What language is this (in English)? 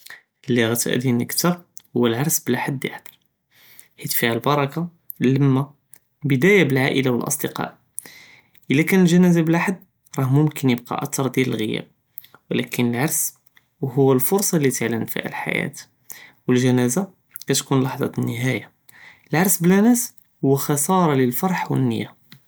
Judeo-Arabic